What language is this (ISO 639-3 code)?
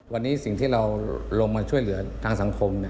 tha